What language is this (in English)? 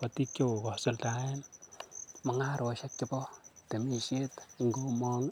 Kalenjin